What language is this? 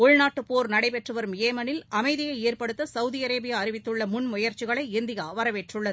Tamil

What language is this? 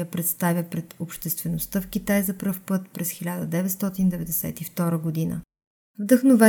Bulgarian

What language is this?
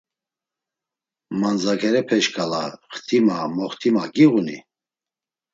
Laz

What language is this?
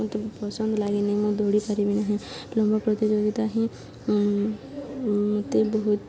Odia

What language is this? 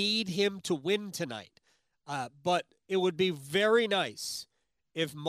English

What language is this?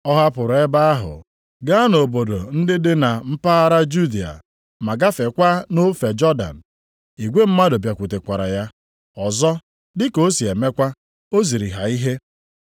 Igbo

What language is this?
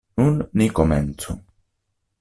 Esperanto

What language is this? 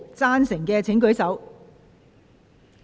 Cantonese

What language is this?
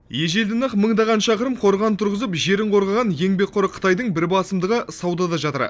Kazakh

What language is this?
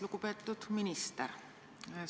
Estonian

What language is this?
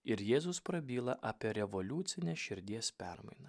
Lithuanian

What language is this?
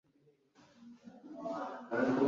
Kinyarwanda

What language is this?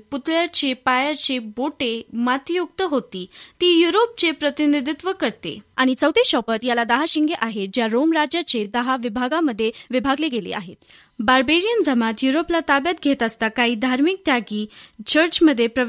Marathi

